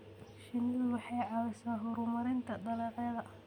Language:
Somali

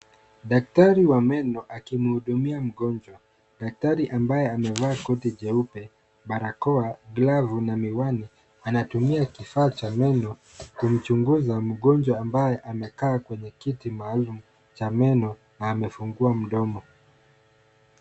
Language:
Swahili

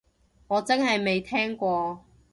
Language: Cantonese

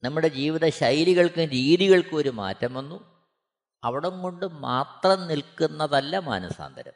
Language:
Malayalam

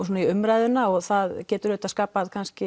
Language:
Icelandic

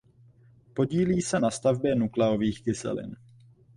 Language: Czech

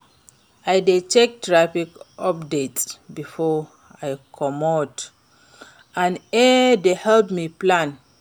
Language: Nigerian Pidgin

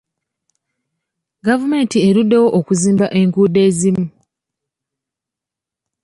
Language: Ganda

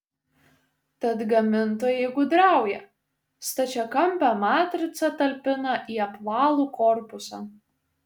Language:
Lithuanian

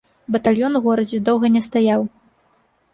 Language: Belarusian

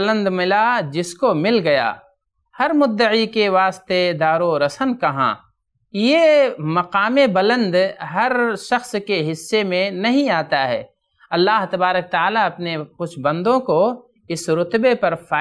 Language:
Arabic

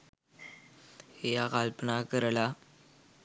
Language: Sinhala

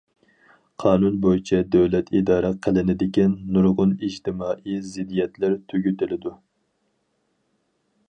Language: Uyghur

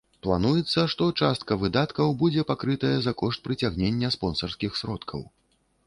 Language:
Belarusian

